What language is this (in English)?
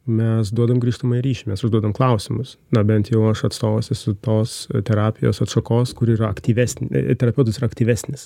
Lithuanian